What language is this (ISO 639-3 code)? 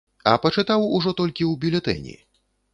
bel